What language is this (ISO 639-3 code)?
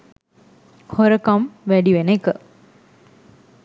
sin